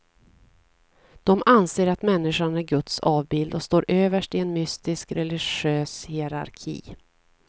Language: Swedish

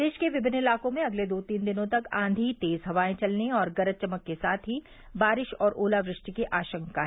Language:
Hindi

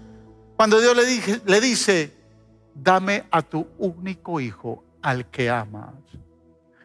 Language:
Spanish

